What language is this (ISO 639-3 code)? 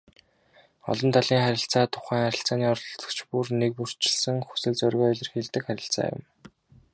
mon